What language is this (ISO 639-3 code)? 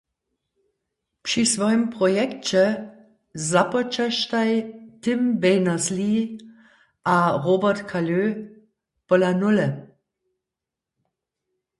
hsb